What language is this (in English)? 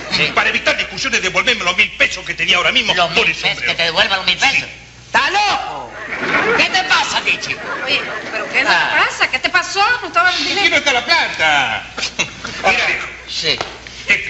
Spanish